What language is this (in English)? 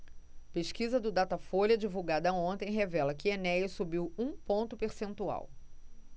Portuguese